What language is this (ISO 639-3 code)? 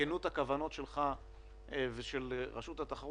heb